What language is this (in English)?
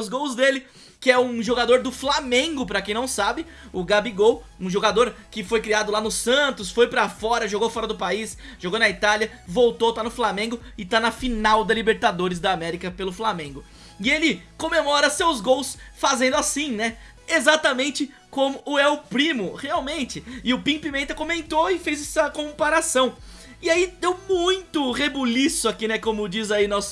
Portuguese